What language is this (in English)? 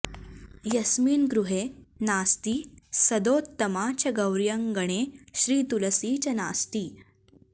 Sanskrit